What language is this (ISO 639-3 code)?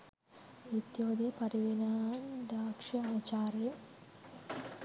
sin